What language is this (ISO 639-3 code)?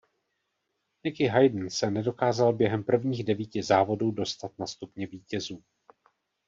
ces